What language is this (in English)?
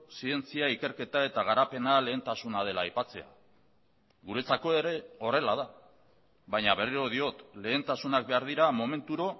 Basque